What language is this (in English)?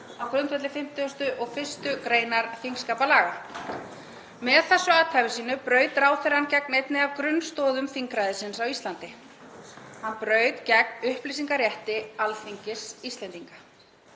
Icelandic